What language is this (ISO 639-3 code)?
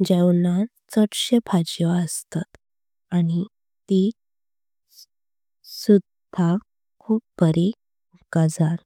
kok